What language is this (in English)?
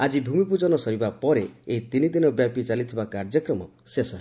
Odia